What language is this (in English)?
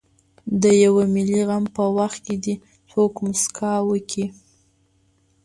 Pashto